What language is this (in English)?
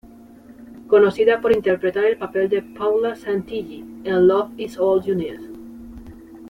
Spanish